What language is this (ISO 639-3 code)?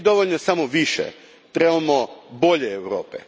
hrv